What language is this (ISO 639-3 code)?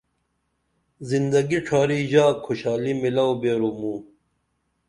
dml